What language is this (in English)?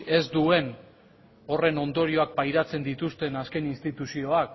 Basque